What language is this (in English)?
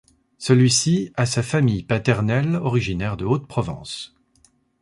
French